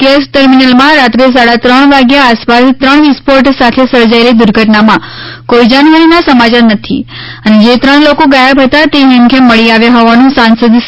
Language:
Gujarati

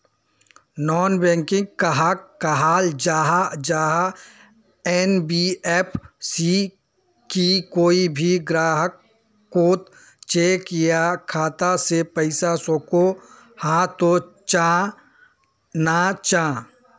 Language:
Magahi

